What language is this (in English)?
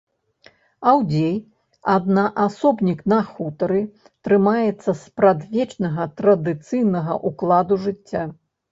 Belarusian